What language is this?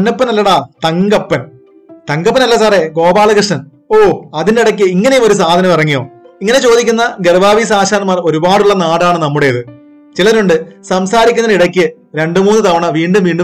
Malayalam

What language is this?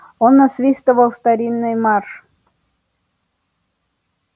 Russian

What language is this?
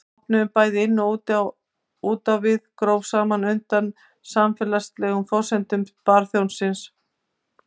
Icelandic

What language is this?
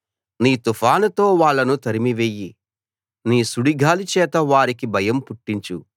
Telugu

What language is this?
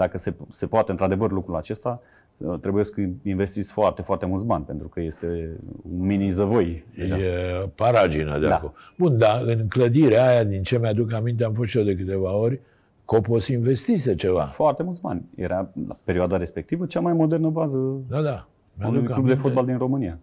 Romanian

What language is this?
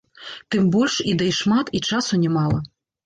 Belarusian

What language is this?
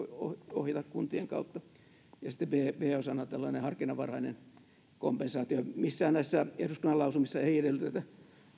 Finnish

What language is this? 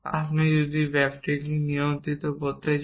Bangla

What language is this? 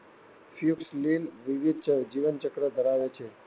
Gujarati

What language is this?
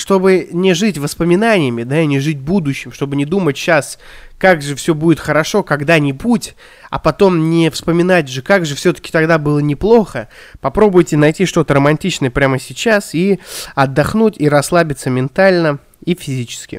Russian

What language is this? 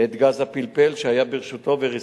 Hebrew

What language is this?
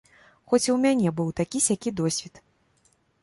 Belarusian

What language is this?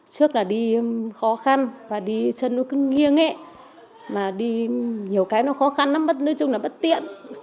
Vietnamese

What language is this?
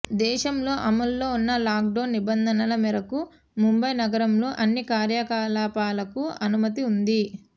Telugu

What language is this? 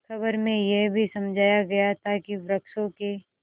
Hindi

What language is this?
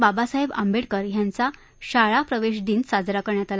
Marathi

